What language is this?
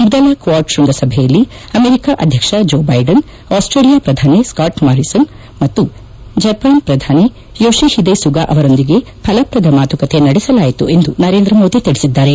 Kannada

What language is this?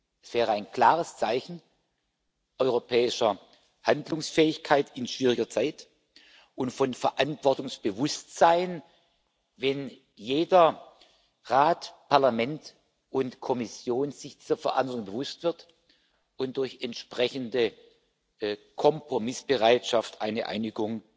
German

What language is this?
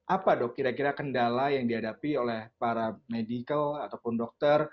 Indonesian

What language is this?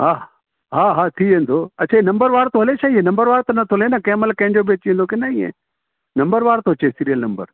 Sindhi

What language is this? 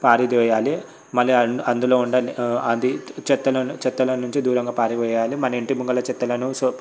Telugu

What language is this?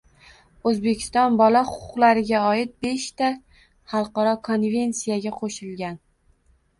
Uzbek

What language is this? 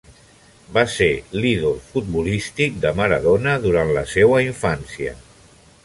Catalan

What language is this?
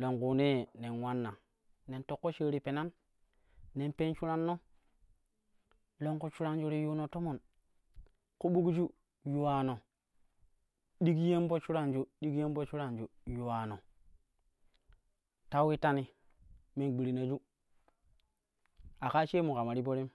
Kushi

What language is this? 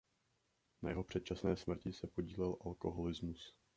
Czech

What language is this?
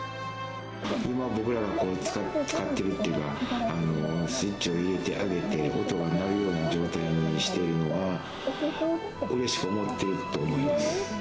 Japanese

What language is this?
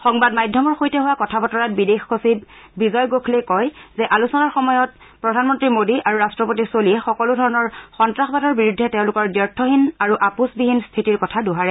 Assamese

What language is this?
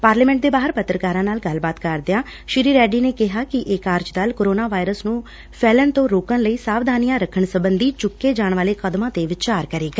Punjabi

